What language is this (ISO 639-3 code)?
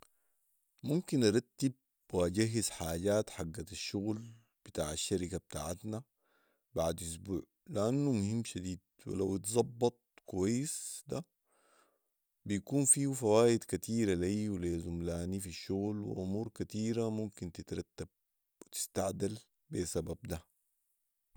apd